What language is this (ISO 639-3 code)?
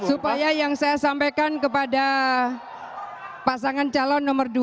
ind